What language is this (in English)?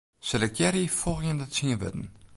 Western Frisian